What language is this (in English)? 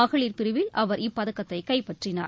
Tamil